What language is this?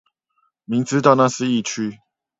Chinese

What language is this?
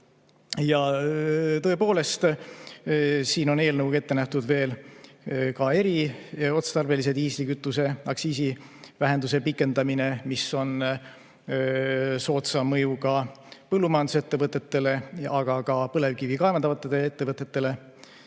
Estonian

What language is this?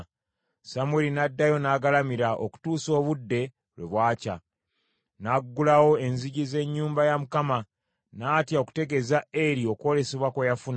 Ganda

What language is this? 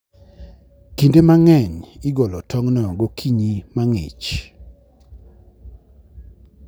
Luo (Kenya and Tanzania)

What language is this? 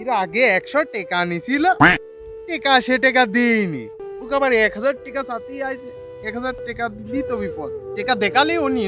Romanian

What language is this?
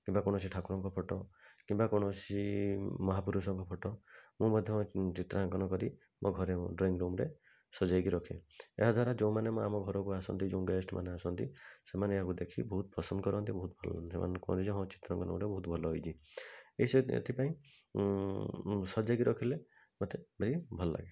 Odia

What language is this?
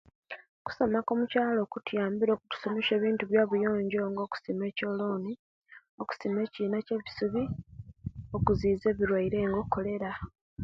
Kenyi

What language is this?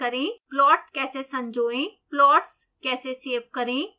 Hindi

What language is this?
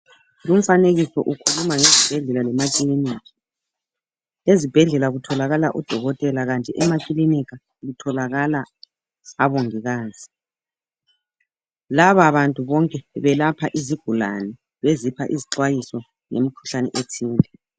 North Ndebele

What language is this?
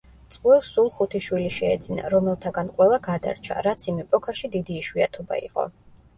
Georgian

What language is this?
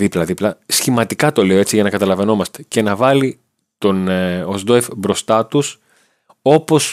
Greek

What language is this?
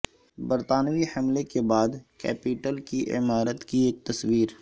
Urdu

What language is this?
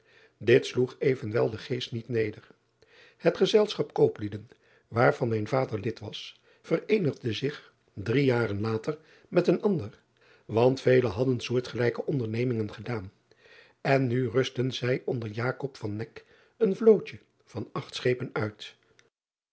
Dutch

